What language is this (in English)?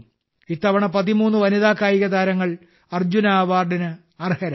Malayalam